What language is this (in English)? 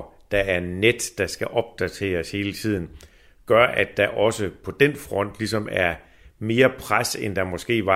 Danish